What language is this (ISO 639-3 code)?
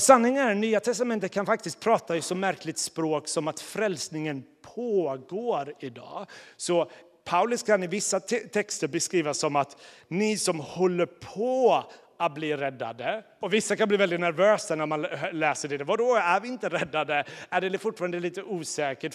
swe